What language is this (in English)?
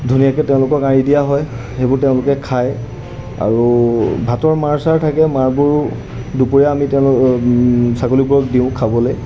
Assamese